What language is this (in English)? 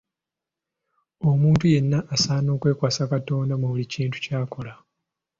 Ganda